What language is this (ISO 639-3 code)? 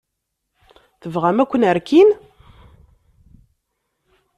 kab